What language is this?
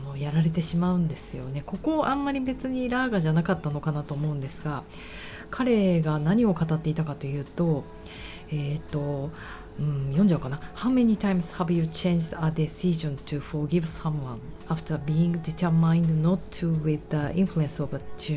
Japanese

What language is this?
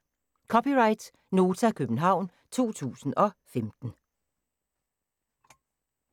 Danish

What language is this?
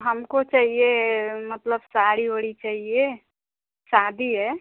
Hindi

